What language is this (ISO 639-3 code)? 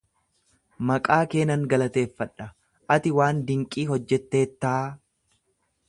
orm